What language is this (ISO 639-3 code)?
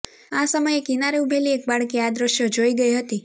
guj